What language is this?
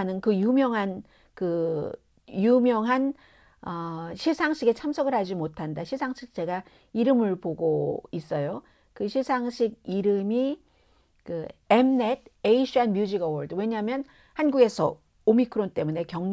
Korean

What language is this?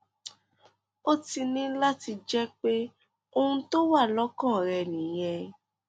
Yoruba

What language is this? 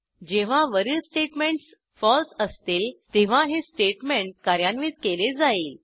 Marathi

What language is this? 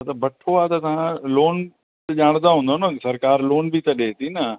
Sindhi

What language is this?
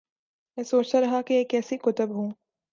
Urdu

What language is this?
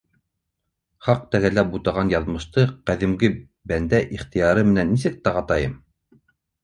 Bashkir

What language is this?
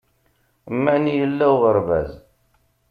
Kabyle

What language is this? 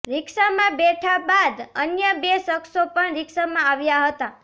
Gujarati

